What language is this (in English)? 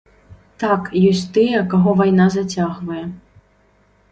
Belarusian